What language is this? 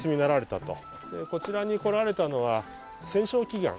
Japanese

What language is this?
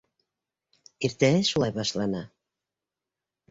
Bashkir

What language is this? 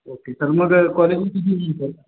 Marathi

